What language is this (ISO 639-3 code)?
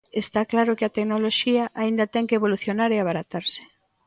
glg